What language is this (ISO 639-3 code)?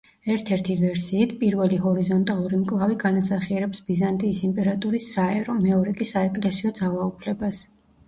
kat